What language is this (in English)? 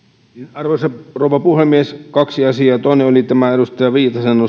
Finnish